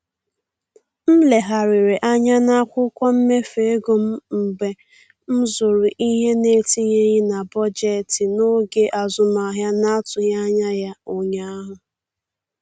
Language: Igbo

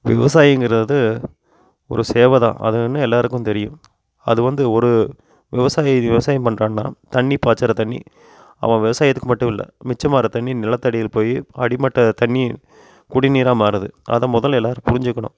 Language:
Tamil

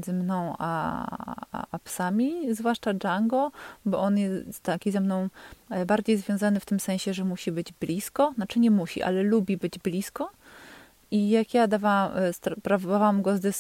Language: Polish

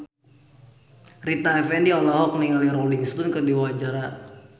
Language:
Sundanese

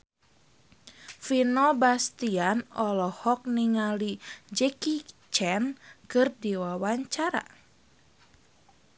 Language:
Sundanese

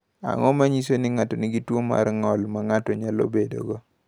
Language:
Luo (Kenya and Tanzania)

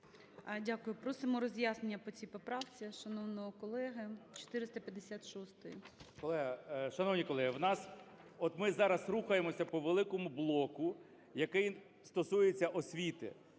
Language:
Ukrainian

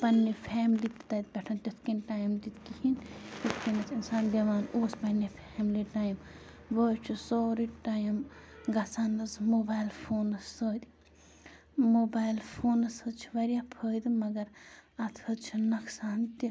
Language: Kashmiri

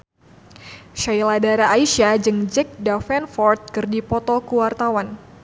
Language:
Sundanese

